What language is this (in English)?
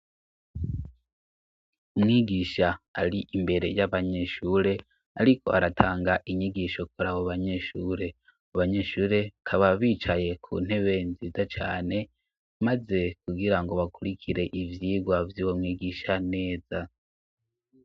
Rundi